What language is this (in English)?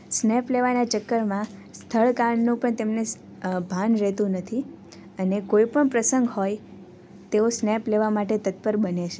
Gujarati